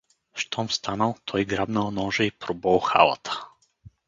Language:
Bulgarian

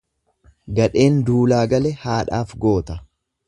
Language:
Oromo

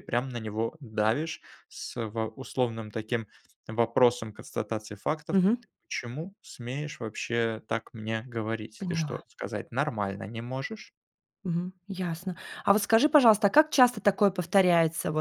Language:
Russian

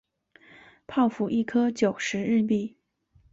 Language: Chinese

